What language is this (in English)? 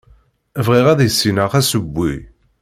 Kabyle